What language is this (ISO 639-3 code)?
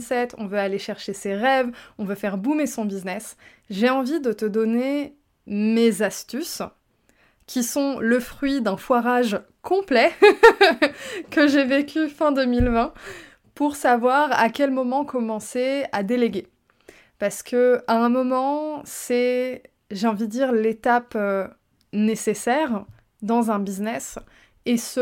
fra